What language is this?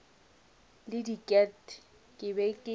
Northern Sotho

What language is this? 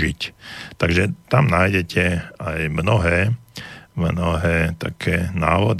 Slovak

